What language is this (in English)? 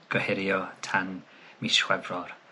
Welsh